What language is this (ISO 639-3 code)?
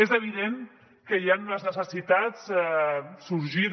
cat